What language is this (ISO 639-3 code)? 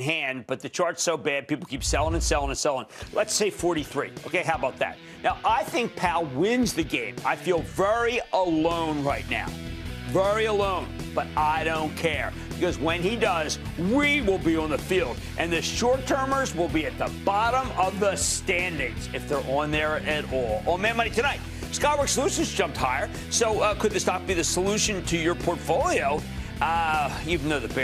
eng